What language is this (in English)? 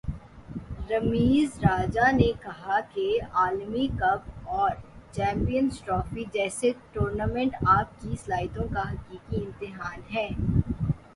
Urdu